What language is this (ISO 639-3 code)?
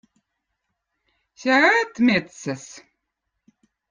vot